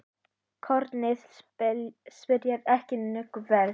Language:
Icelandic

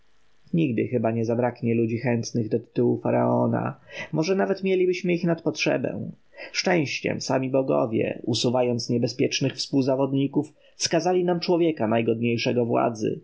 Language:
Polish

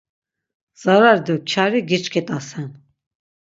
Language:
Laz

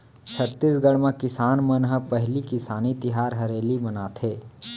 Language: Chhattisgarhi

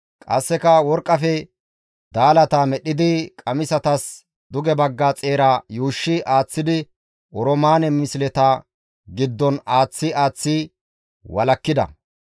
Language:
Gamo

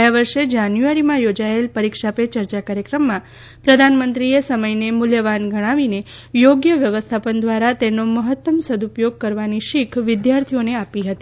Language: Gujarati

